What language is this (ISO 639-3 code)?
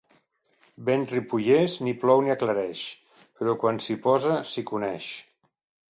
cat